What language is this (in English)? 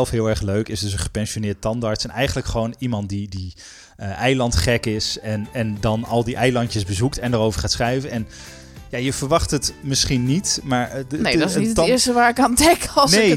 Dutch